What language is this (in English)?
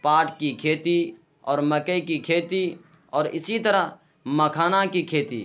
Urdu